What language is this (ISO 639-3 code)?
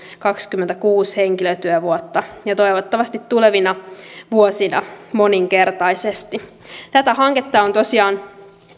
fin